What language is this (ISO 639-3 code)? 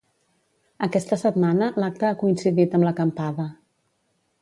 cat